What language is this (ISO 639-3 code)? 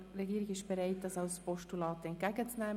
gsw